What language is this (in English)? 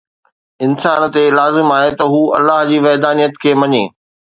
Sindhi